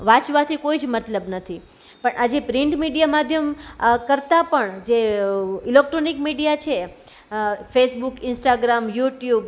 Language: Gujarati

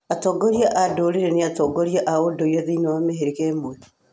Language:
Kikuyu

